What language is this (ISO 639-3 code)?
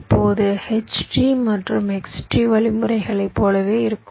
tam